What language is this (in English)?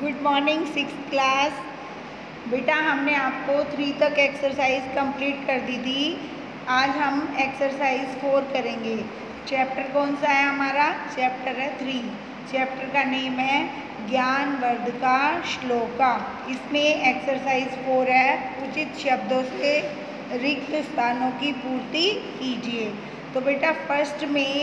Hindi